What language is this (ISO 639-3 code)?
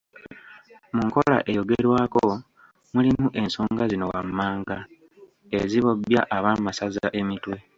lug